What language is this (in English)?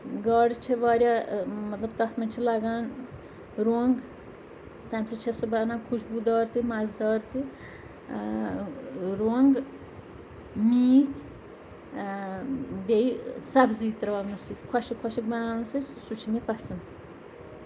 Kashmiri